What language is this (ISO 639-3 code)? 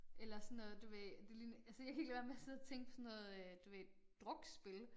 dan